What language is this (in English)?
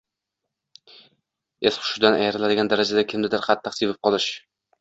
Uzbek